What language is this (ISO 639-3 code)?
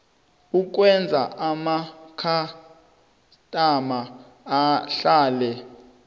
nbl